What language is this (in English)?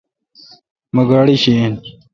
Kalkoti